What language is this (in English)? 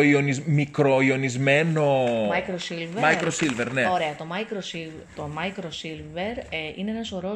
Greek